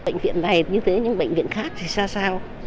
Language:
Vietnamese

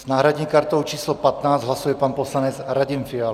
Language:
Czech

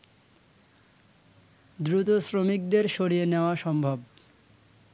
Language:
Bangla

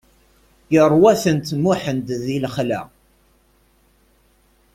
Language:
Kabyle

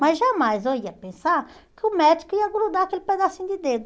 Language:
Portuguese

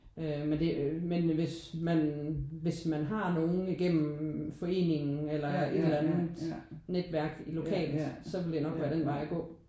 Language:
Danish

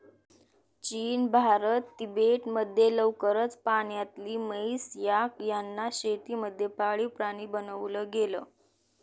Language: Marathi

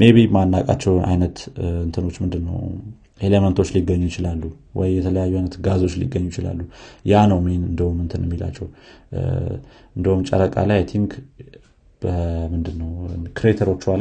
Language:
Amharic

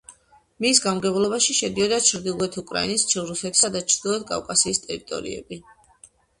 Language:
Georgian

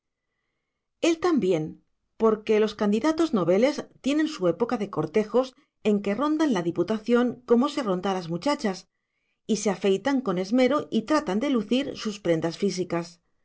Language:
Spanish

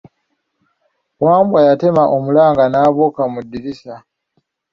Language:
Ganda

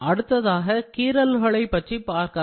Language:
Tamil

